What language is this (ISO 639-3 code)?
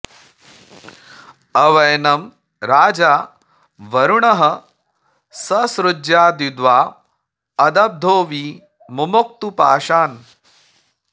san